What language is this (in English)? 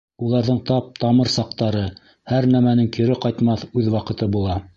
Bashkir